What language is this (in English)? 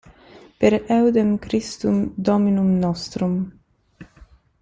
French